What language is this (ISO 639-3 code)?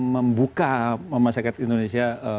ind